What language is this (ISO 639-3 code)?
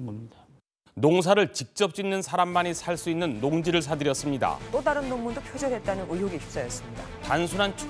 kor